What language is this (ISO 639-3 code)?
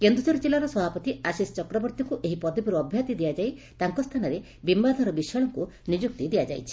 ori